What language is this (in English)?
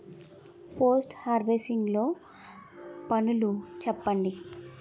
Telugu